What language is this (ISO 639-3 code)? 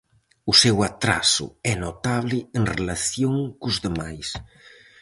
glg